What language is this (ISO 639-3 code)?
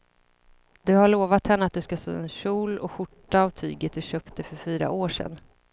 swe